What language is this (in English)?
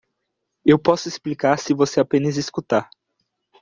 Portuguese